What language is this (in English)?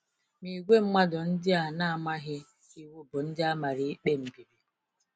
Igbo